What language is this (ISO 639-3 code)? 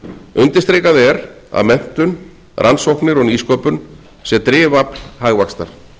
isl